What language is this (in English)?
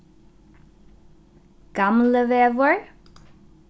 Faroese